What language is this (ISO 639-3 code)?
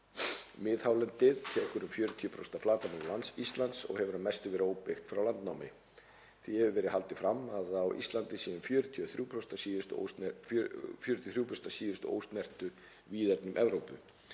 isl